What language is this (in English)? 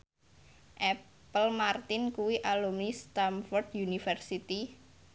Javanese